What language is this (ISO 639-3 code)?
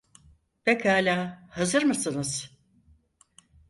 tur